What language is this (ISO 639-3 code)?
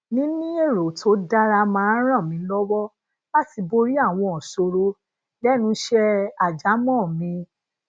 yor